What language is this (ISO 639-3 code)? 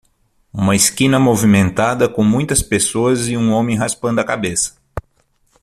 por